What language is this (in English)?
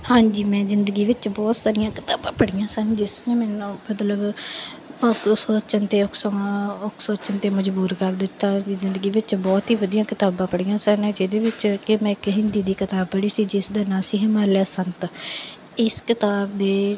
Punjabi